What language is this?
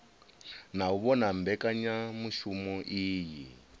Venda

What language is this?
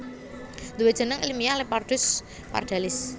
Javanese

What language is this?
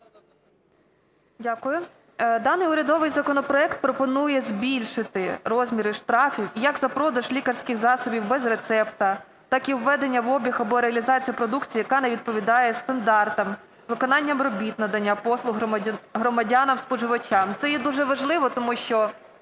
Ukrainian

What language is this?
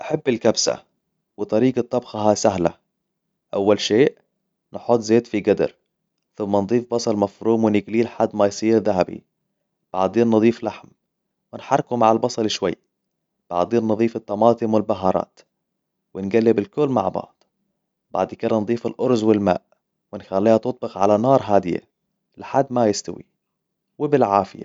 Hijazi Arabic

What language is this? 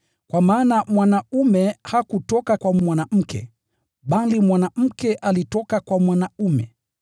Swahili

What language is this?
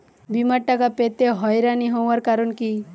Bangla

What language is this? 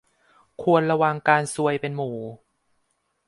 Thai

